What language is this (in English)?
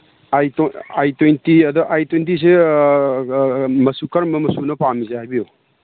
Manipuri